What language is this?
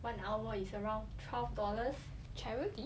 English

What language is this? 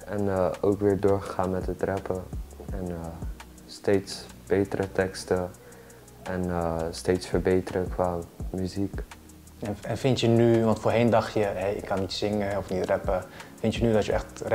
Dutch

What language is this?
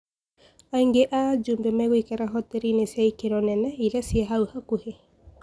Kikuyu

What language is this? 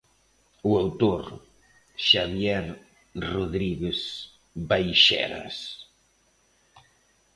Galician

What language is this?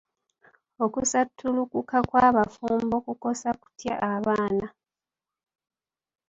Ganda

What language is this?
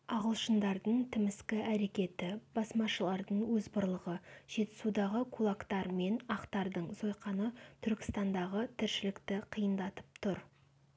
Kazakh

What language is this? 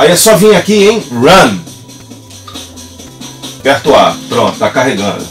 Portuguese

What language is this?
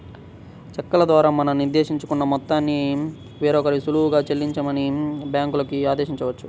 Telugu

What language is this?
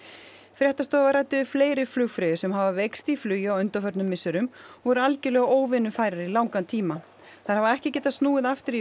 Icelandic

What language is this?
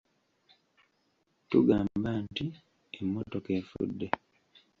Ganda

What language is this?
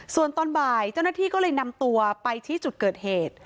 Thai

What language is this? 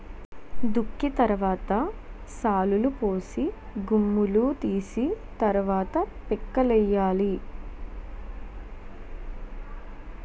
Telugu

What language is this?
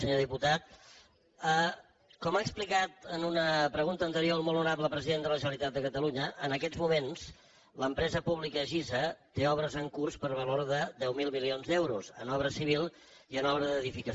Catalan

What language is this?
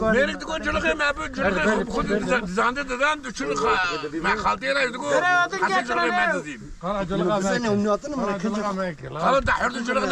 Turkish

